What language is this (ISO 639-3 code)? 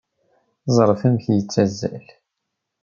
kab